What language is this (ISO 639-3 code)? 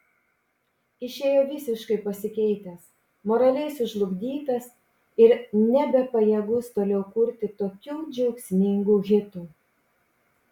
lit